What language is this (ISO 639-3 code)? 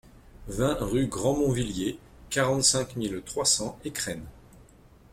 fra